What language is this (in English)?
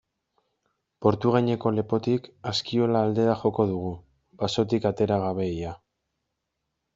Basque